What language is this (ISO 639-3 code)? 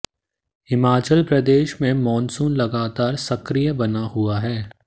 hin